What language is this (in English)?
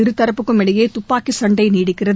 Tamil